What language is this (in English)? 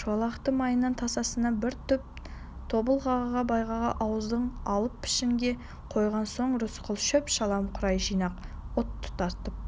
Kazakh